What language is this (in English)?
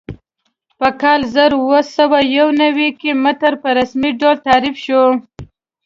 Pashto